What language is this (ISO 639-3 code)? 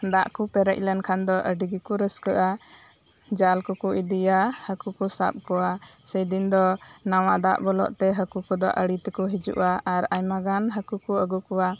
sat